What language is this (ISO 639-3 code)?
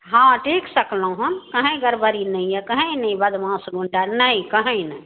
mai